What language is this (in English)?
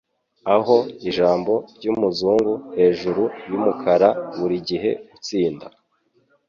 Kinyarwanda